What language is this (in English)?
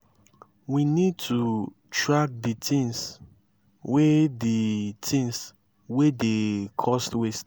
Nigerian Pidgin